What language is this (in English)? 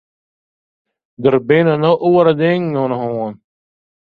Western Frisian